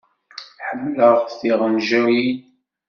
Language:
Kabyle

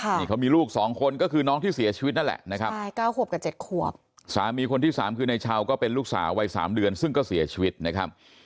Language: Thai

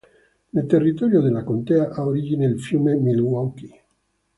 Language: Italian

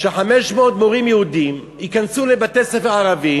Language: Hebrew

